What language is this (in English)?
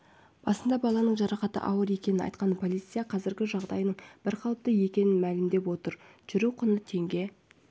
Kazakh